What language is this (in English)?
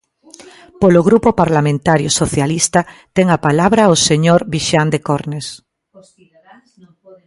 Galician